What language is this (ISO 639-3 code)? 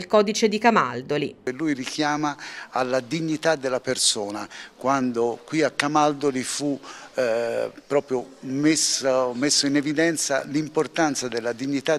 ita